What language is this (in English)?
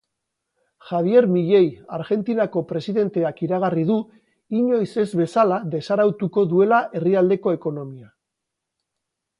Basque